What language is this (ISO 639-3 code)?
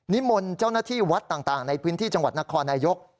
tha